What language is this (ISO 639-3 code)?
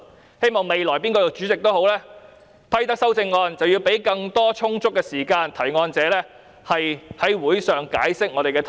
yue